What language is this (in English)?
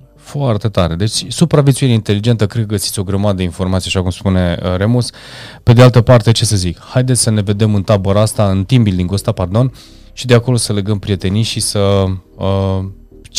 Romanian